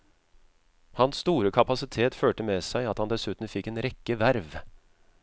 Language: Norwegian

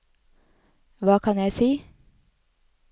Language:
Norwegian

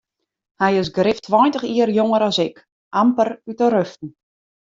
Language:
Western Frisian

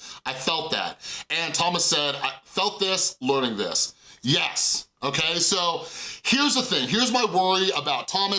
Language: English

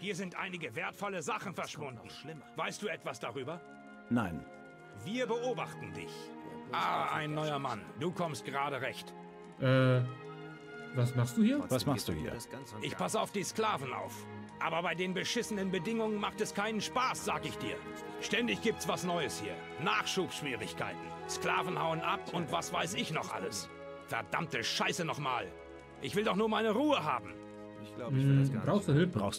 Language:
German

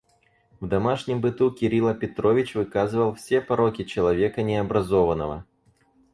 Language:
Russian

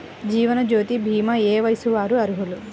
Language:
Telugu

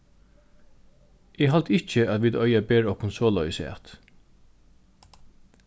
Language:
Faroese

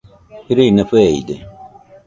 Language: Nüpode Huitoto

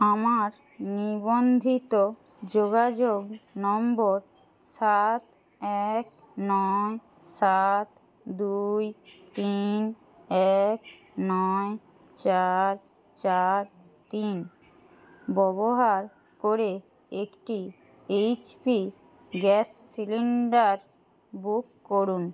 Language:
Bangla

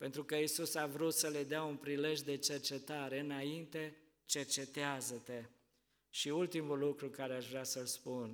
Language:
Romanian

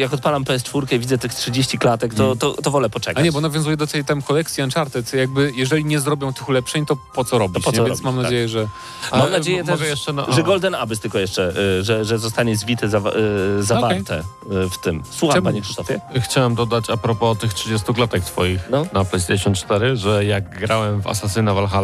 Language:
Polish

